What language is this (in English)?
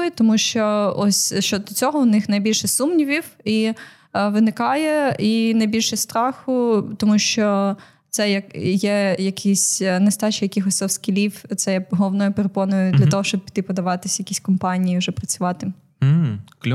Ukrainian